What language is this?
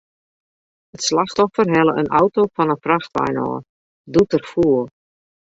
Western Frisian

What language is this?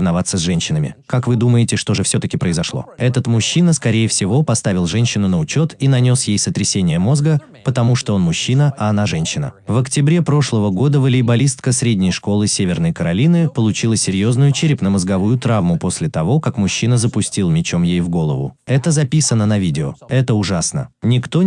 Russian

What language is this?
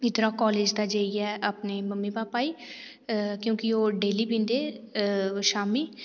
Dogri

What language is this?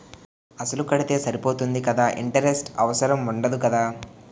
Telugu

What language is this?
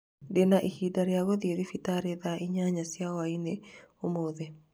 Kikuyu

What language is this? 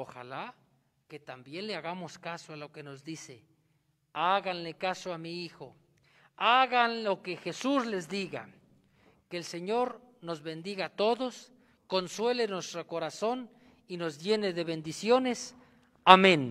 Spanish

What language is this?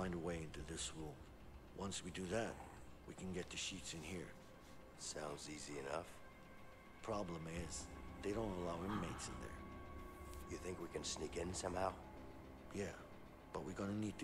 Spanish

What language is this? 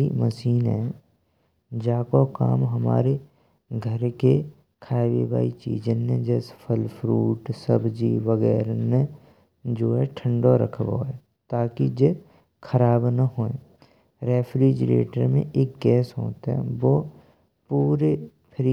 Braj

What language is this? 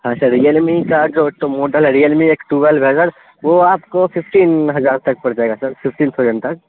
Urdu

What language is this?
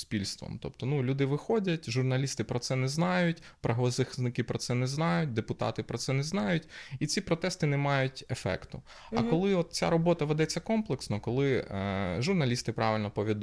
Ukrainian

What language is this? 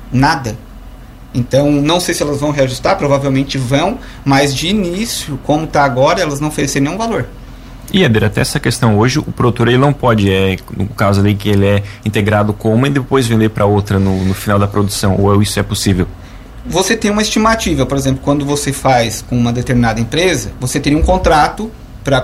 Portuguese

